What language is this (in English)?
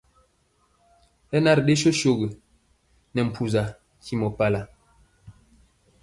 Mpiemo